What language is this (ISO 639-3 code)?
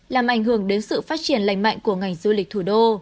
vie